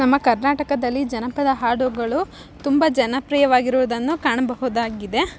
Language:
Kannada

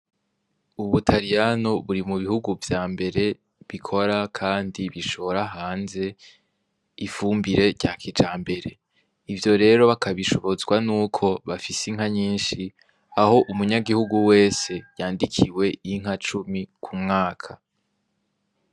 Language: Rundi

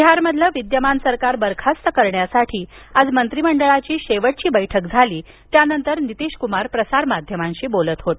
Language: Marathi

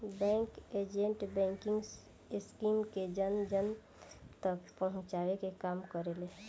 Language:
Bhojpuri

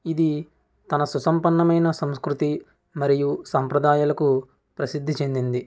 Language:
Telugu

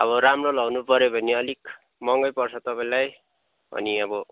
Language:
Nepali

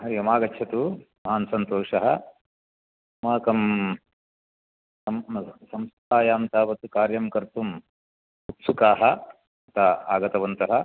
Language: Sanskrit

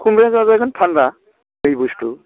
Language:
Bodo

